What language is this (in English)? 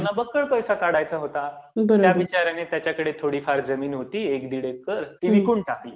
Marathi